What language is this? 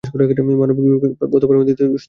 Bangla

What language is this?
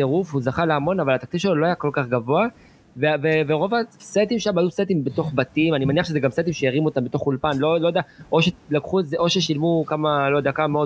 Hebrew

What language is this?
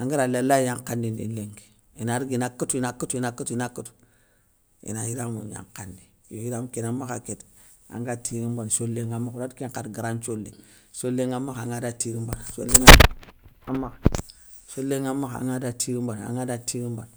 Soninke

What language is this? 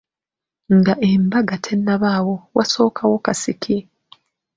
Ganda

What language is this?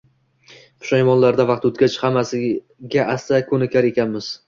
Uzbek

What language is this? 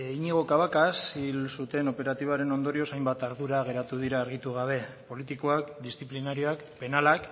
Basque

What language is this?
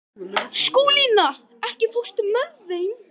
Icelandic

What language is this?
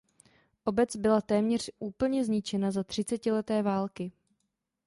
Czech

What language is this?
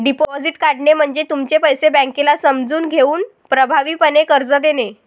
Marathi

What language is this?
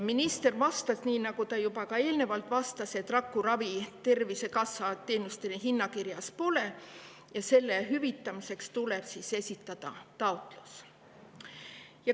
Estonian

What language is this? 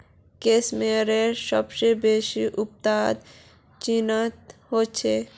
Magahi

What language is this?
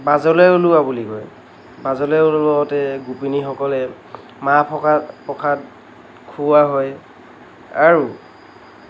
Assamese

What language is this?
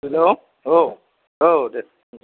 Bodo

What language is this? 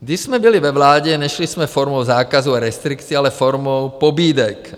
Czech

